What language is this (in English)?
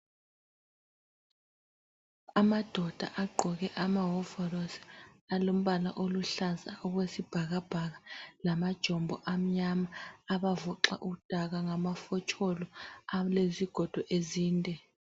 North Ndebele